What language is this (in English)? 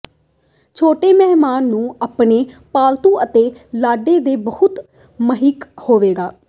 Punjabi